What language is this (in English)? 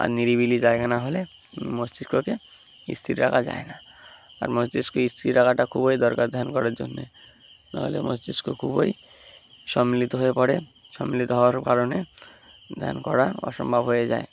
Bangla